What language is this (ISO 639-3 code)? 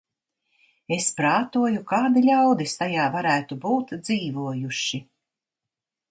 lav